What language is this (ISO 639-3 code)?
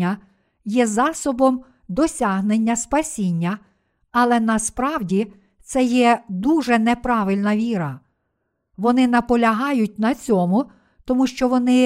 ukr